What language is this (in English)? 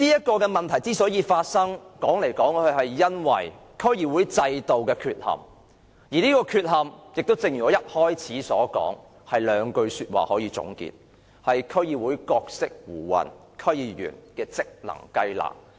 Cantonese